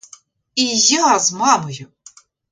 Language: Ukrainian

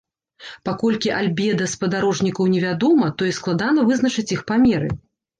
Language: Belarusian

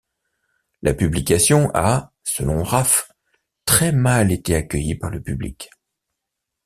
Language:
French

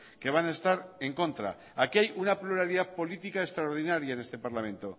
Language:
Spanish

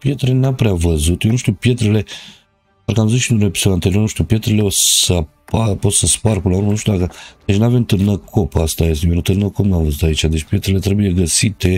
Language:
Romanian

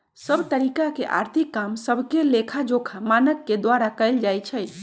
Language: Magahi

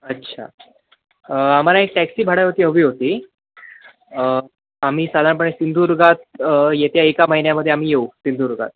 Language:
Marathi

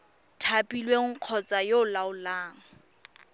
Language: Tswana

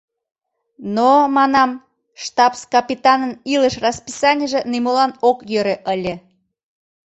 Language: Mari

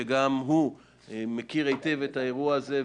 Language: Hebrew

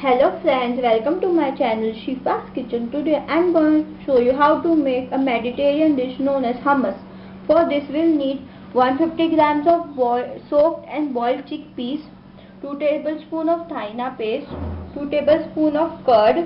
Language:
English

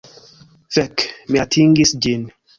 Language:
Esperanto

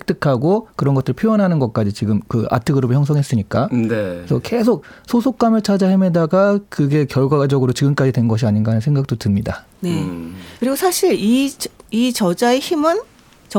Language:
Korean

